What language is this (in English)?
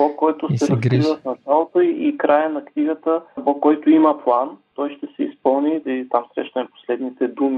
Bulgarian